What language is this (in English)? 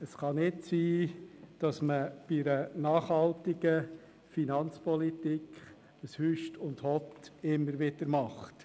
Swiss German